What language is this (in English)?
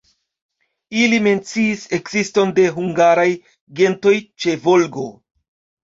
Esperanto